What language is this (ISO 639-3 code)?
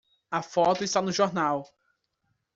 por